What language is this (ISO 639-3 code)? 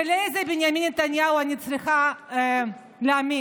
heb